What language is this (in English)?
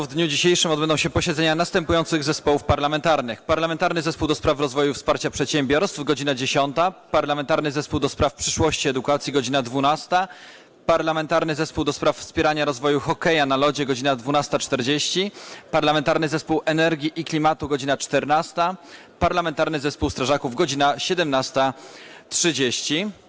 Polish